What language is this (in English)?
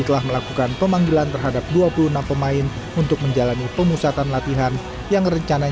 Indonesian